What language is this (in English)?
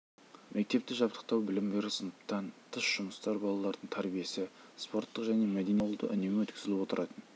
Kazakh